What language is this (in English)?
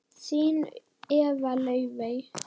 Icelandic